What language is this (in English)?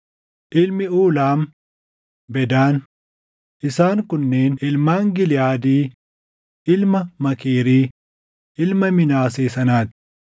Oromo